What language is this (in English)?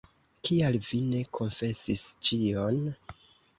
Esperanto